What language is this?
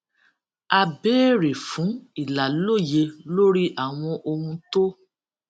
Yoruba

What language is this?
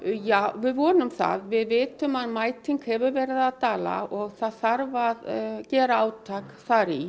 Icelandic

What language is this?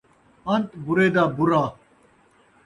Saraiki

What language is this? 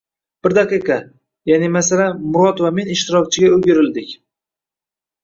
Uzbek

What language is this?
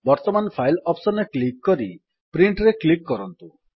Odia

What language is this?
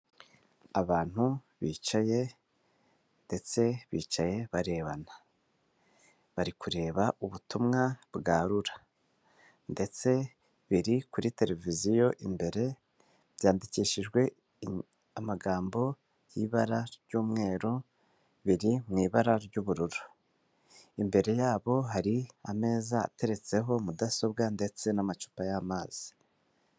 Kinyarwanda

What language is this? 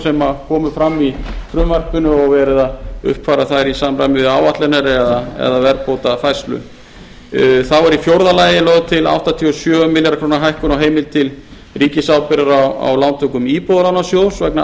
Icelandic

